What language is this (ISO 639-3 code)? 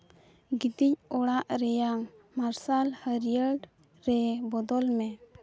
sat